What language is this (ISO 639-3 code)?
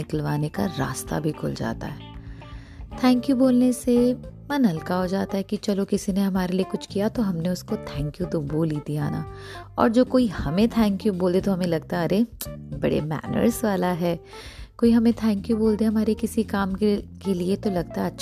hin